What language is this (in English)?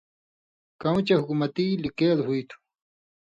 Indus Kohistani